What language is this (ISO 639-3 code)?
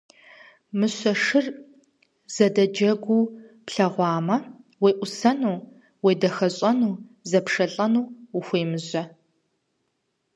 kbd